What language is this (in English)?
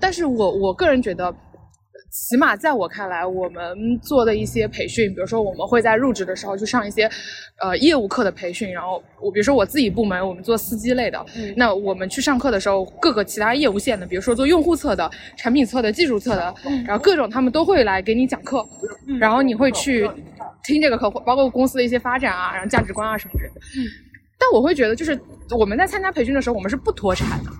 Chinese